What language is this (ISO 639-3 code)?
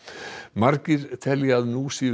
isl